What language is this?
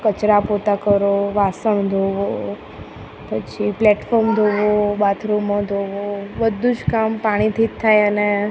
Gujarati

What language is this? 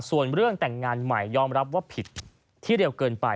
Thai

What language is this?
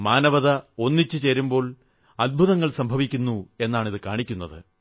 Malayalam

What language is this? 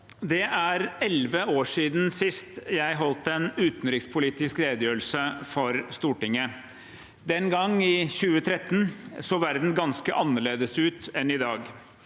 Norwegian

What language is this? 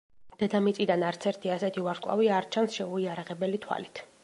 Georgian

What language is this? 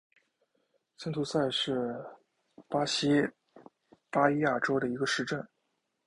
Chinese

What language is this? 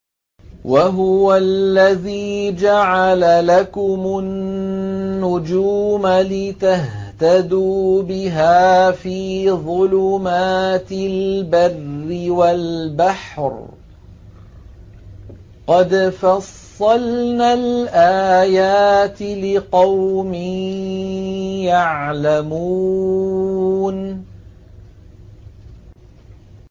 Arabic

